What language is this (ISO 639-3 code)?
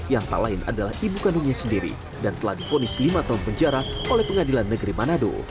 ind